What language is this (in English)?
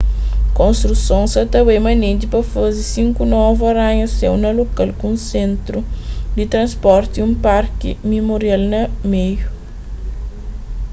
Kabuverdianu